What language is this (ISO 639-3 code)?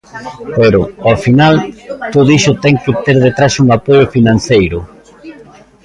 glg